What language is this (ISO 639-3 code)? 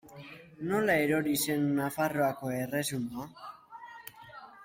eus